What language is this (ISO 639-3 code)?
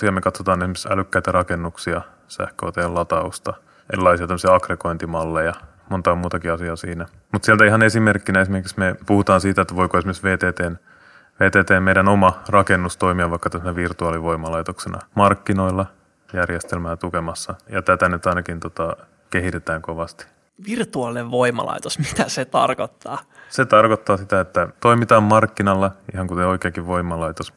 fin